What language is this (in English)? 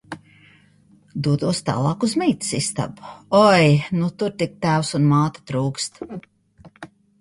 Latvian